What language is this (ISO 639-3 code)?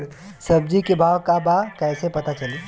bho